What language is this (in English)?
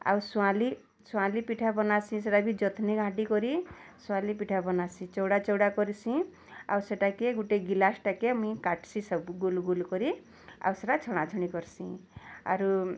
Odia